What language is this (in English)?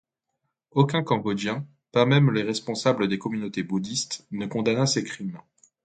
French